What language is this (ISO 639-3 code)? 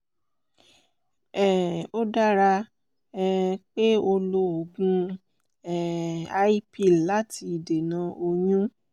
yor